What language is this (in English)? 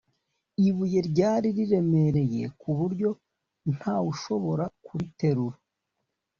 Kinyarwanda